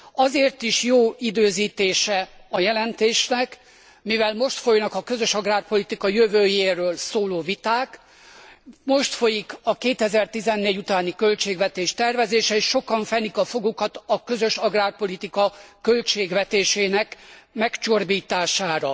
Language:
Hungarian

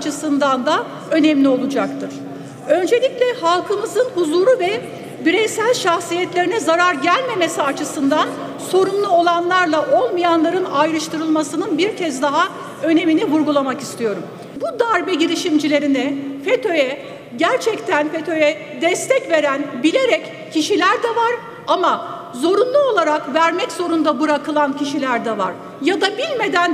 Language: Turkish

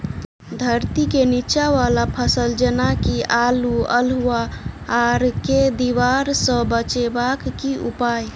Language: Maithili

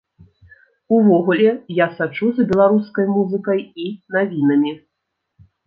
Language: Belarusian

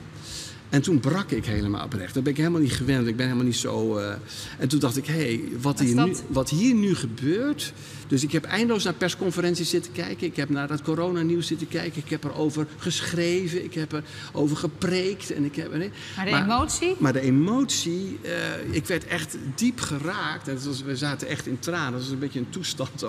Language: Dutch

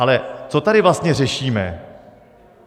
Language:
Czech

